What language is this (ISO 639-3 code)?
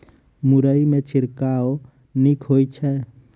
mai